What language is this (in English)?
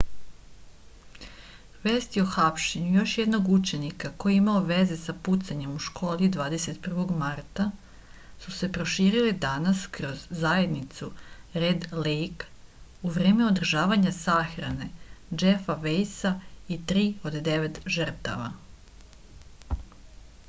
Serbian